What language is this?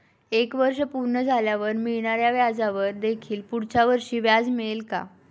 Marathi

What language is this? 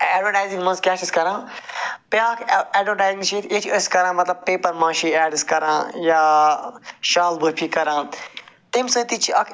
Kashmiri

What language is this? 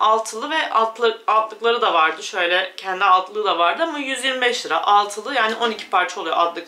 Turkish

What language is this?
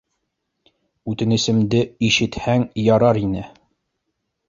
Bashkir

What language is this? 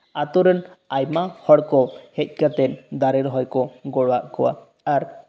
Santali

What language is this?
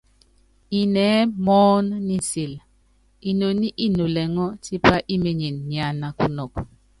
Yangben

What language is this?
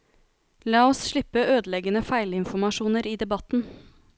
Norwegian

